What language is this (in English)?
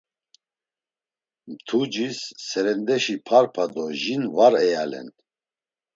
Laz